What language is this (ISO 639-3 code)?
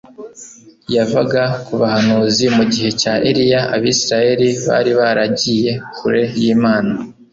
kin